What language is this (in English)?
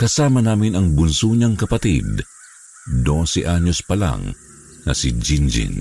Filipino